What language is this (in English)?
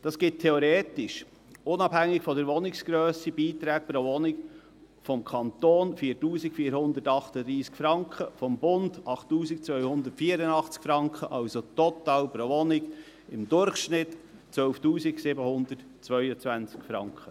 Swiss German